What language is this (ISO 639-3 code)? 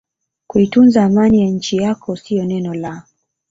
swa